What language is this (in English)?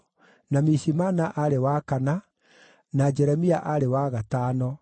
Kikuyu